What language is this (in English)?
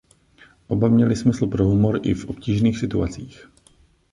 Czech